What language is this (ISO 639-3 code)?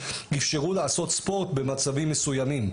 heb